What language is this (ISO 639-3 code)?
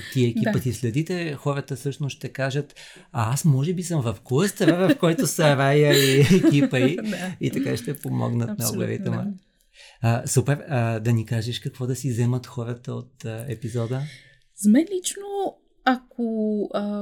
bul